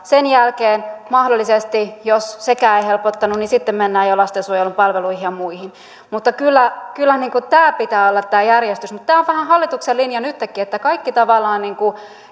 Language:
Finnish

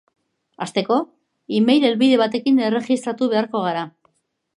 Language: Basque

